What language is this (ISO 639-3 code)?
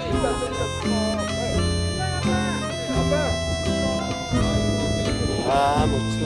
kor